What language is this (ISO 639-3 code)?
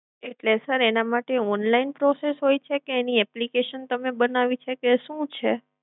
guj